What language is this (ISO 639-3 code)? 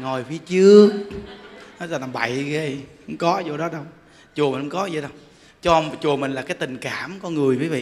vie